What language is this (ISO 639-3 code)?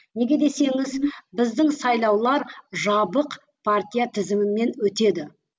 kaz